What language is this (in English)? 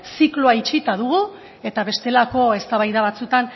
Basque